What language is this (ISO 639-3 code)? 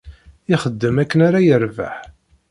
kab